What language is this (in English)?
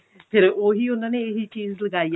Punjabi